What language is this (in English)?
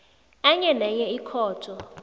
South Ndebele